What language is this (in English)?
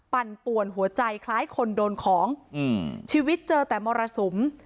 Thai